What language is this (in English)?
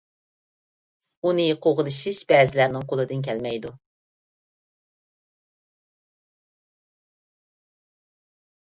Uyghur